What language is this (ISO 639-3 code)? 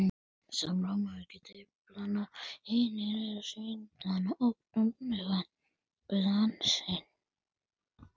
isl